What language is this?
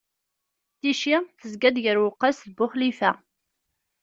Kabyle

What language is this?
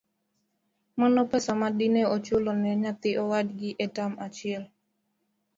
Luo (Kenya and Tanzania)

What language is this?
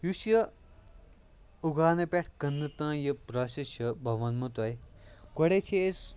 Kashmiri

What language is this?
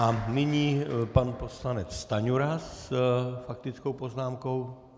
Czech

